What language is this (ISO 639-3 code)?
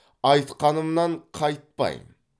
kaz